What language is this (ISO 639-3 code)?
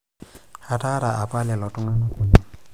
mas